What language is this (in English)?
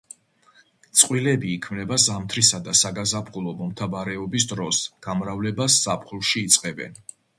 Georgian